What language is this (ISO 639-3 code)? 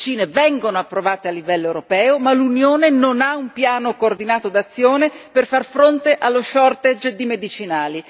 ita